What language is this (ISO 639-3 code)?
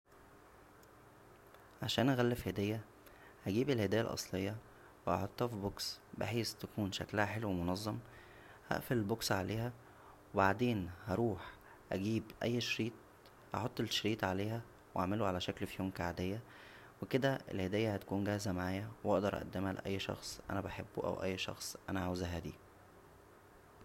arz